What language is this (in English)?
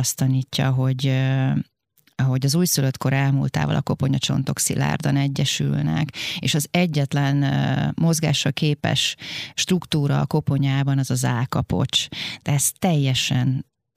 Hungarian